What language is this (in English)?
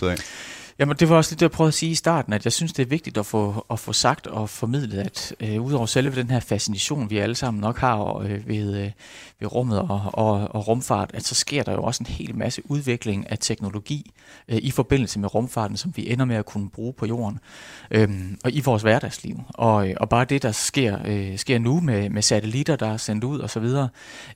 Danish